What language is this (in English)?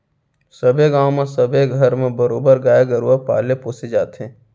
Chhattisgarhi